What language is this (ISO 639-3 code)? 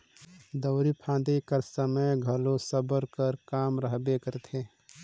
hne